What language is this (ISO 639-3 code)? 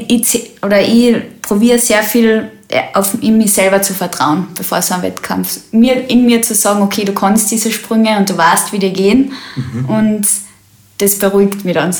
deu